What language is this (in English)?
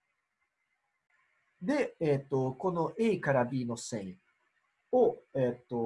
Japanese